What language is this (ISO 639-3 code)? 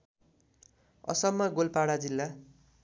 nep